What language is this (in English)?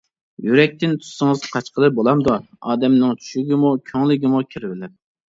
Uyghur